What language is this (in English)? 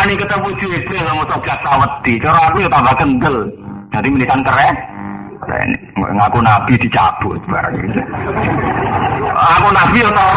Indonesian